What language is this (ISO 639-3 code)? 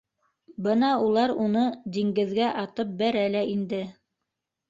bak